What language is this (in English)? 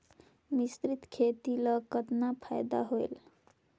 Chhattisgarhi